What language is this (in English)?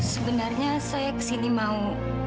Indonesian